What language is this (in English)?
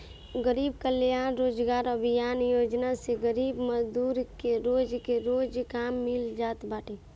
Bhojpuri